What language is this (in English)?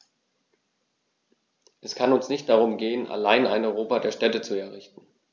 German